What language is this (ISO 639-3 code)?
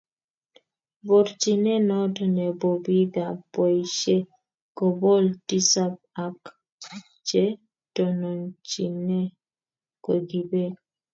kln